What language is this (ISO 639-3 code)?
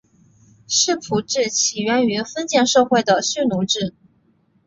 zho